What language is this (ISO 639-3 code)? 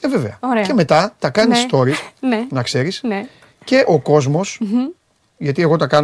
ell